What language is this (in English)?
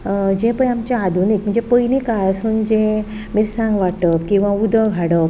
Konkani